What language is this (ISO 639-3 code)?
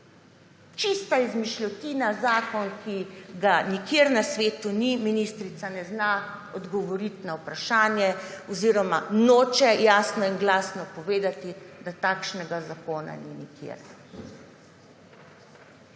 slv